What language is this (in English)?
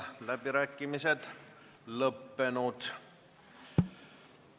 Estonian